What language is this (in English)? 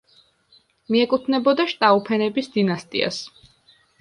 Georgian